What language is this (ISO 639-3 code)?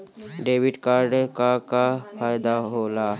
bho